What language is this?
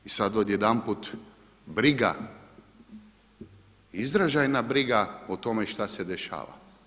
Croatian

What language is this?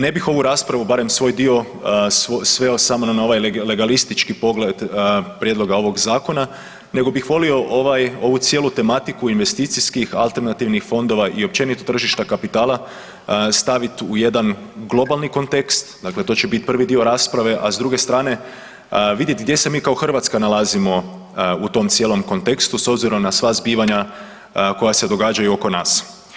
Croatian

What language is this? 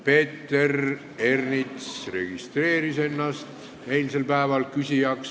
Estonian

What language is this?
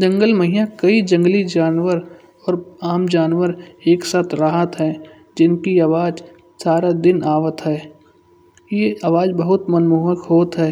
Kanauji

